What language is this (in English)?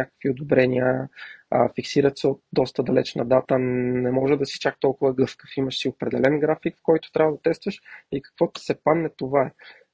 Bulgarian